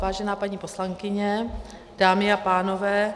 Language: Czech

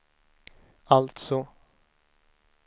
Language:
Swedish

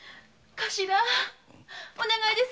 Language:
Japanese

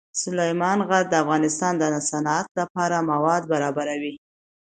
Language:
Pashto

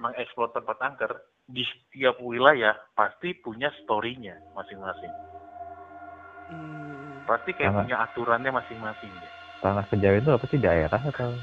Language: Indonesian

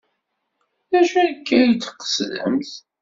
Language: Kabyle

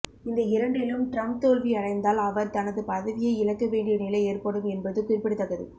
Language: Tamil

